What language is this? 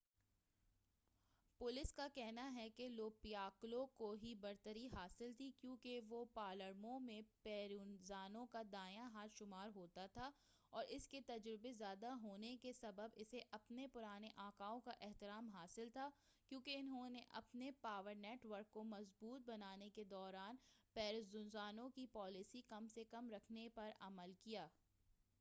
Urdu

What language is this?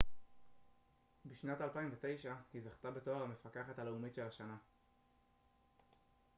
Hebrew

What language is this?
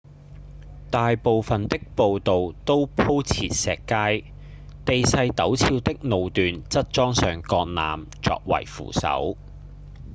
Cantonese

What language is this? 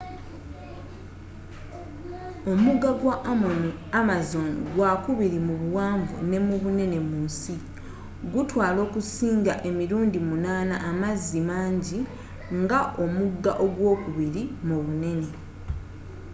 Ganda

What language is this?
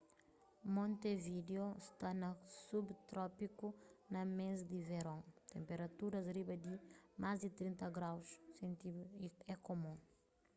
Kabuverdianu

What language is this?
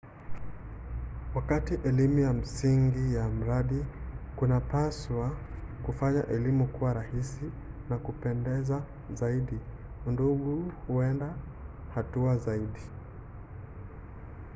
Swahili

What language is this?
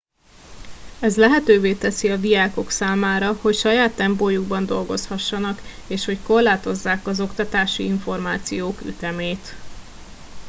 Hungarian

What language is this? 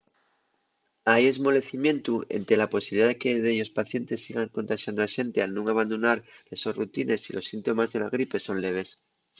Asturian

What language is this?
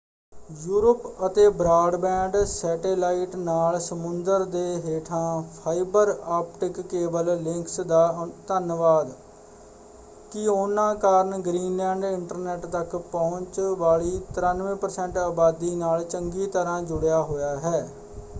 Punjabi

